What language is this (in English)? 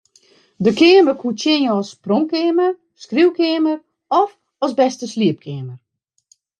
Western Frisian